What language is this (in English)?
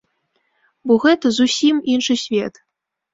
Belarusian